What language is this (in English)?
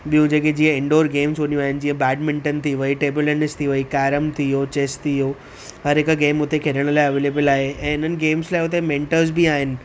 Sindhi